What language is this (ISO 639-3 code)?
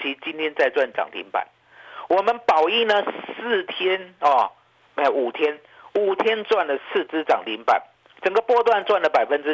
zho